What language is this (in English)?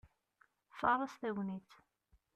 Kabyle